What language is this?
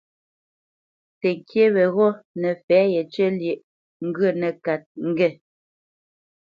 Bamenyam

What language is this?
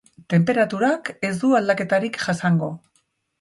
Basque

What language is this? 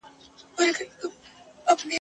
Pashto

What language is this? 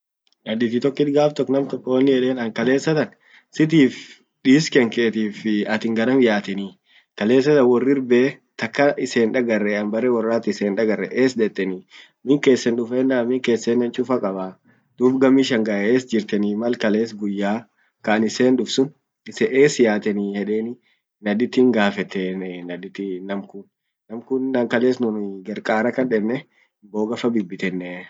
Orma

